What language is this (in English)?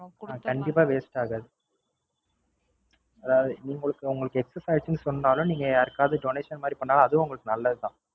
Tamil